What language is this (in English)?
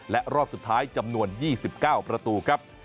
Thai